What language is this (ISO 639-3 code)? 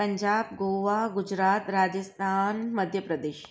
snd